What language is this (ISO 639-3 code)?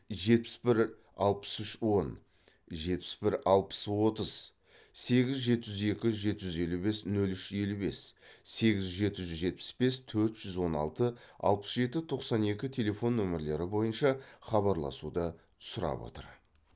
kaz